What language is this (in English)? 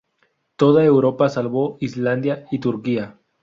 Spanish